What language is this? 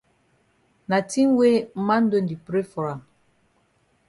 Cameroon Pidgin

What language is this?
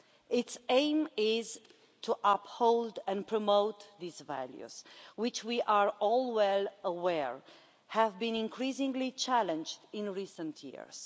English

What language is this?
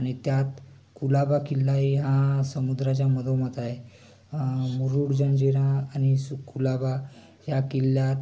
Marathi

